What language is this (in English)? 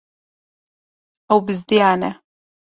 Kurdish